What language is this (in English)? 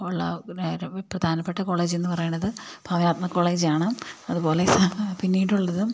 Malayalam